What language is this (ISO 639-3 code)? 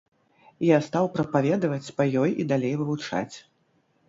bel